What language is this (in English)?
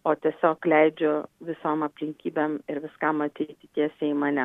Lithuanian